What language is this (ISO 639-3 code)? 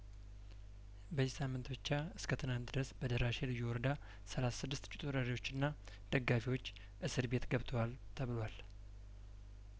amh